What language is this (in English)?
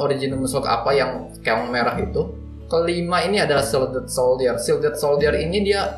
Indonesian